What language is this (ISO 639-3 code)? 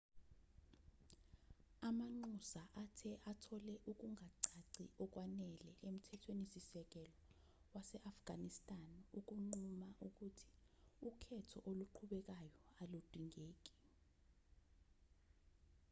zul